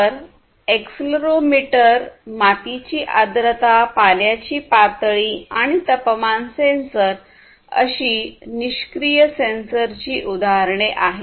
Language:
Marathi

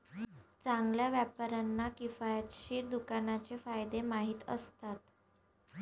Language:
Marathi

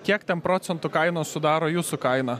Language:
Lithuanian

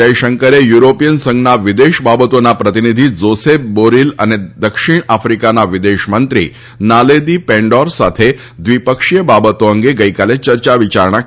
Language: Gujarati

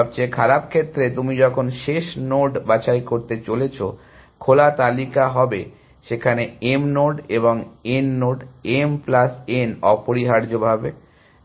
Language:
Bangla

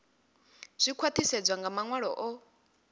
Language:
Venda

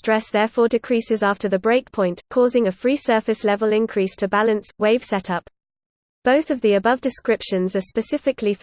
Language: English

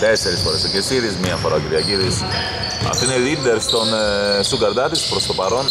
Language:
Greek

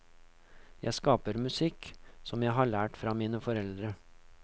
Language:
Norwegian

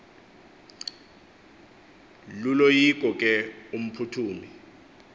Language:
Xhosa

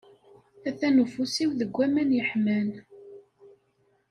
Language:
Kabyle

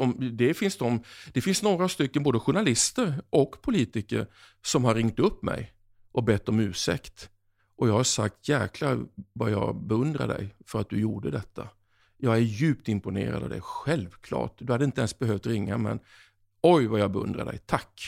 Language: Swedish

